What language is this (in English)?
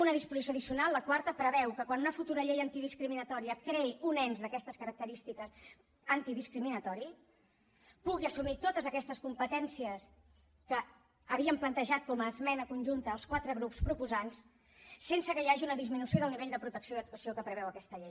Catalan